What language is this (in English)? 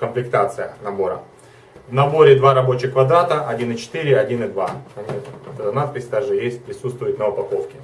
Russian